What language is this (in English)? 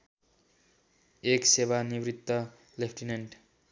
Nepali